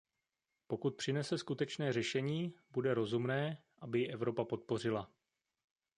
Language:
Czech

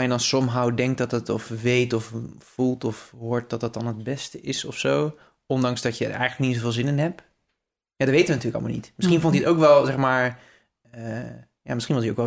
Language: Dutch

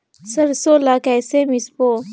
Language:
Chhattisgarhi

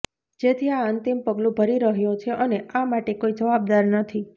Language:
Gujarati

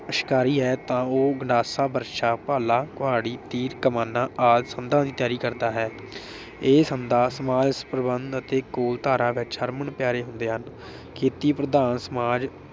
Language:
Punjabi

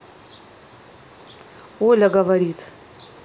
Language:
Russian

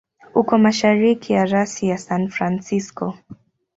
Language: Swahili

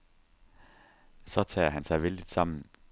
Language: Danish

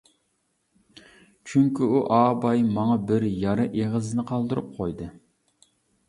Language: Uyghur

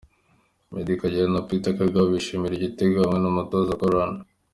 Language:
Kinyarwanda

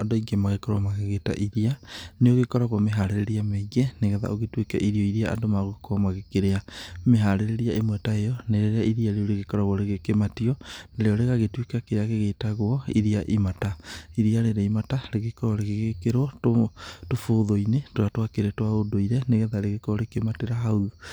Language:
Kikuyu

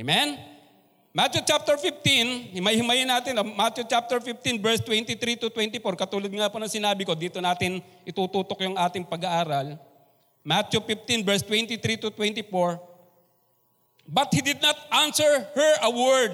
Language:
Filipino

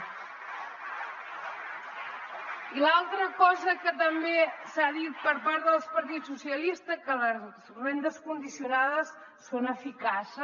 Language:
Catalan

